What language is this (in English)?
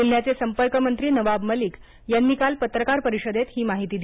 Marathi